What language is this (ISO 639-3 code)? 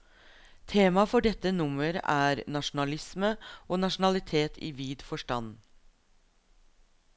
nor